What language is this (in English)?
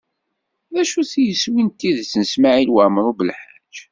Kabyle